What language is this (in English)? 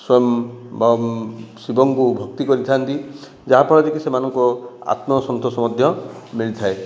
Odia